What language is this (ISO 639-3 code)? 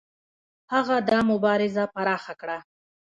pus